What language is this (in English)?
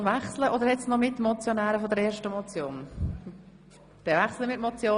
Swiss German